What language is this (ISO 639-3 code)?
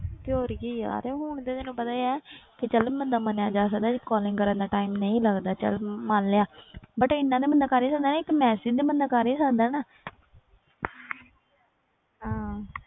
pan